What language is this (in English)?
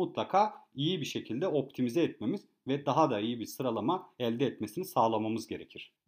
Turkish